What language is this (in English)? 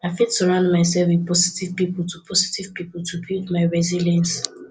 Nigerian Pidgin